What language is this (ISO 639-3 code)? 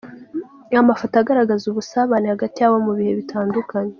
kin